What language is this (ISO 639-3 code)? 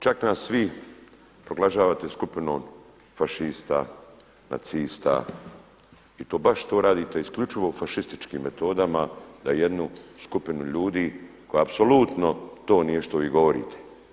hrv